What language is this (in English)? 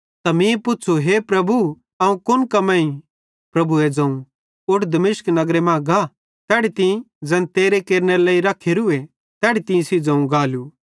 Bhadrawahi